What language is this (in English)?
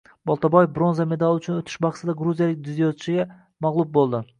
Uzbek